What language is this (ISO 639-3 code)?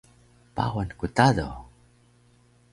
trv